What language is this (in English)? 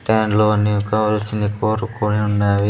Telugu